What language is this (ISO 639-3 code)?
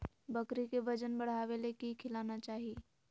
mag